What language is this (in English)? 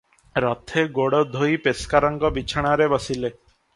Odia